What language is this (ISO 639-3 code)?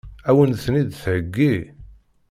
kab